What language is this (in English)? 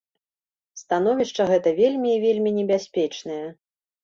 Belarusian